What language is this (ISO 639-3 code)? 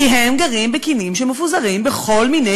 heb